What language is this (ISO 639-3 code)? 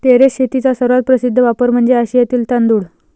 mar